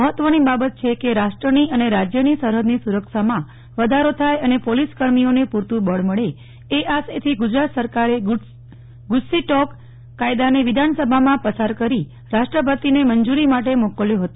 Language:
Gujarati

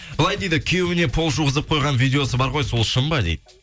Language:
Kazakh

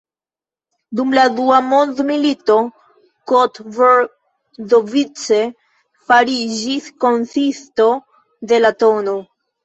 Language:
Esperanto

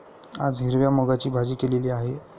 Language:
Marathi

